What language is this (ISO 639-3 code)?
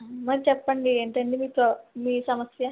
tel